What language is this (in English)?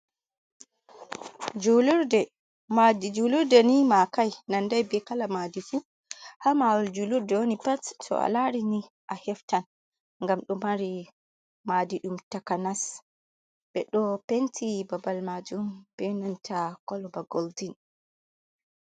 Fula